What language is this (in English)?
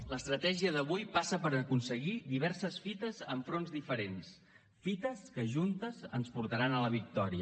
Catalan